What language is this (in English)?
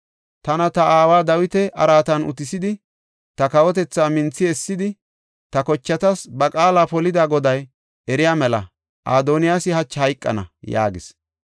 Gofa